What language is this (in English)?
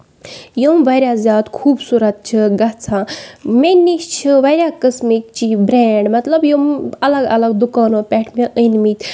Kashmiri